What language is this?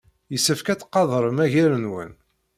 Kabyle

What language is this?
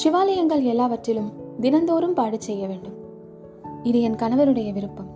Tamil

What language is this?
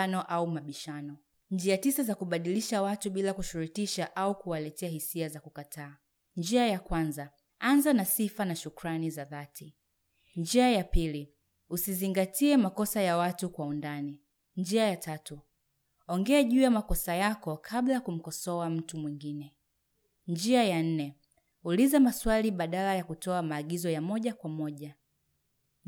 Swahili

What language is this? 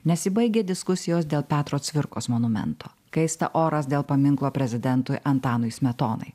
Lithuanian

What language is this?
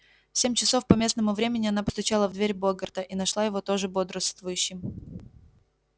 Russian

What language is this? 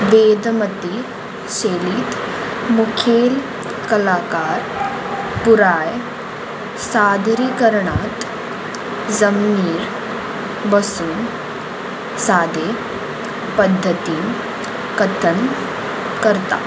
Konkani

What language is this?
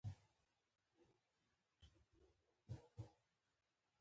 Pashto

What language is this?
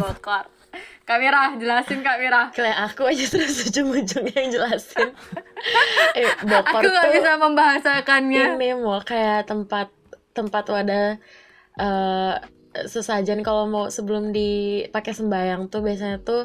Indonesian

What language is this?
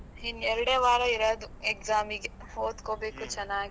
Kannada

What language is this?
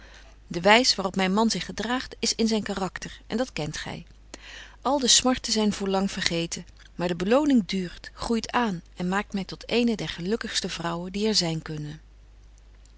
Dutch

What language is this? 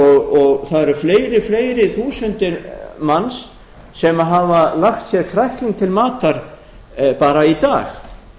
Icelandic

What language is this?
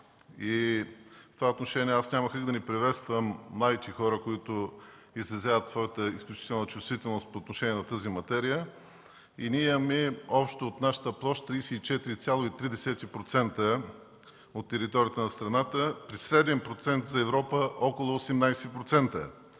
Bulgarian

